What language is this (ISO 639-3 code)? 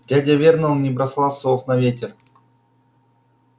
rus